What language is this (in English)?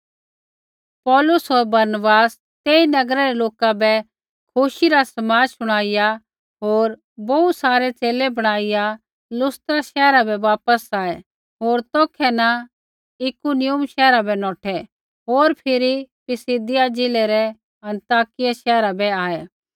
Kullu Pahari